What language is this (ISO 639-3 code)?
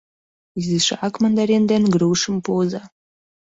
chm